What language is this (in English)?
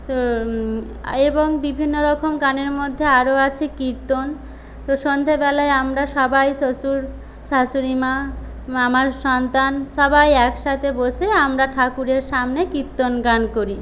Bangla